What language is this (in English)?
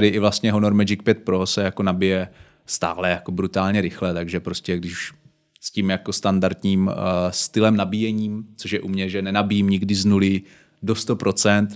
Czech